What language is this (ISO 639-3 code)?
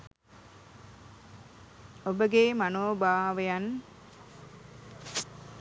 sin